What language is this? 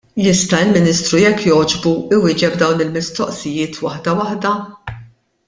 Maltese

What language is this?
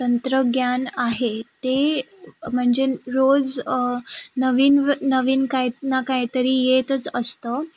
Marathi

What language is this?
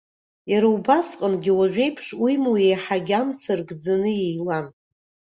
Abkhazian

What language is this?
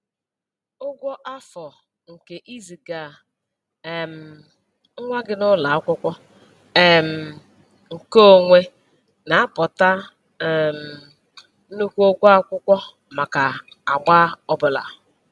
Igbo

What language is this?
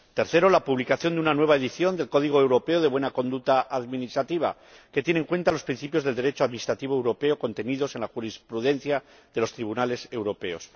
Spanish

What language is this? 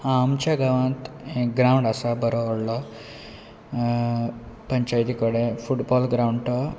Konkani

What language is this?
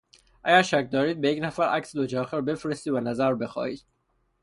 Persian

